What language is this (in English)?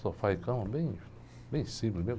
Portuguese